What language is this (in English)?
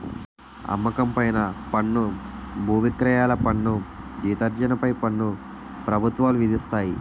Telugu